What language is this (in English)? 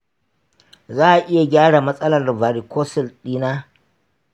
Hausa